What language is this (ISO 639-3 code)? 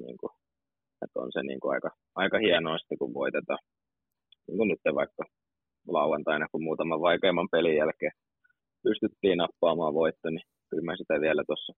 fin